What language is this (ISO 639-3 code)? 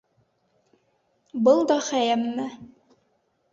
bak